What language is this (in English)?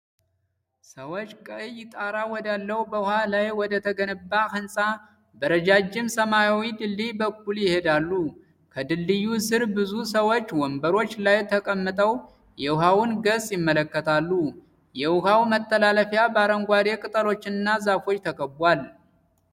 Amharic